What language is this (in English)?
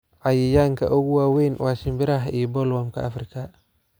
Somali